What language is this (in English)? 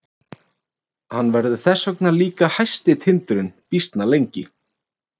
Icelandic